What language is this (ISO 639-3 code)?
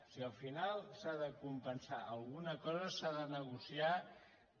cat